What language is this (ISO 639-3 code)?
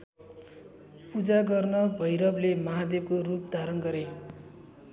nep